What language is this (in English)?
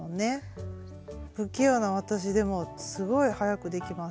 Japanese